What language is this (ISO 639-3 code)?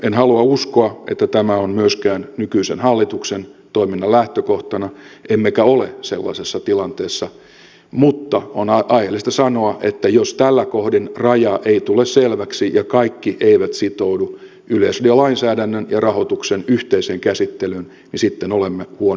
fin